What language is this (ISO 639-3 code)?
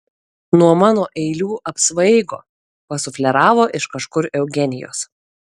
lit